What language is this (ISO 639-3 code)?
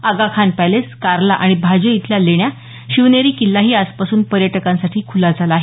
mar